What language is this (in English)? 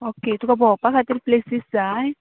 Konkani